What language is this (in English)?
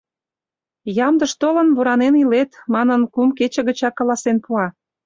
Mari